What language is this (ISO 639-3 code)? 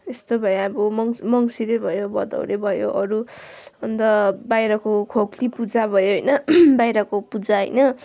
nep